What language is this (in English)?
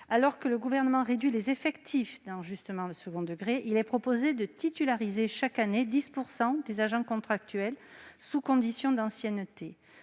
French